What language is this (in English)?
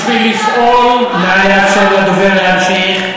Hebrew